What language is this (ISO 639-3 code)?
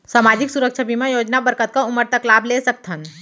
hne